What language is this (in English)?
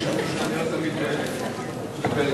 Hebrew